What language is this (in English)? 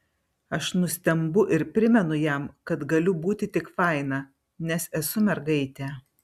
Lithuanian